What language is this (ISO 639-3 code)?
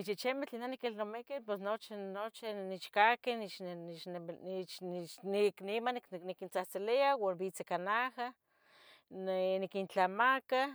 nhg